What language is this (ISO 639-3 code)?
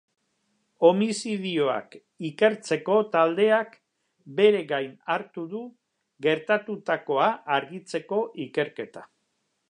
eus